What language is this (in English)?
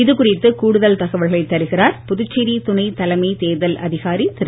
Tamil